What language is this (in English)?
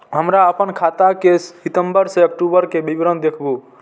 Maithili